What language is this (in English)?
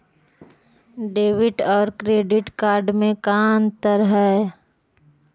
Magahi